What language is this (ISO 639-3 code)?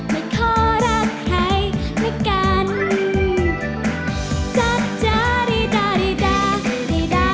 tha